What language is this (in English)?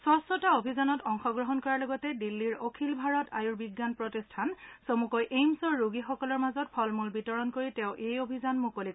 Assamese